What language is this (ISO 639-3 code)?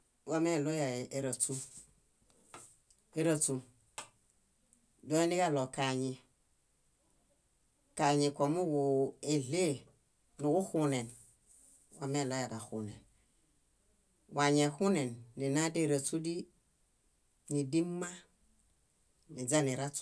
bda